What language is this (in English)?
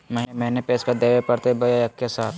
Magahi